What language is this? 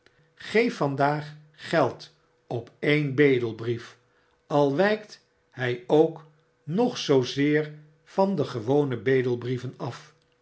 Dutch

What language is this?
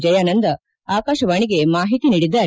Kannada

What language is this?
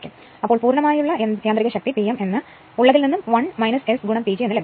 Malayalam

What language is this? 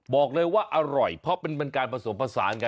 Thai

